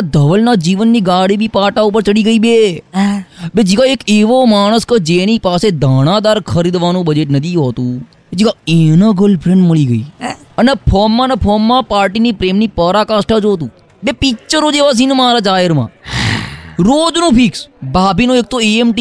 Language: Gujarati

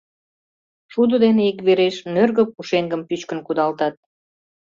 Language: Mari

